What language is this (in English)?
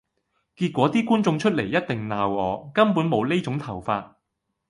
Cantonese